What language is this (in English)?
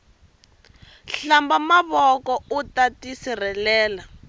Tsonga